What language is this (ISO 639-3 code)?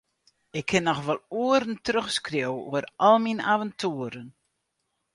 fry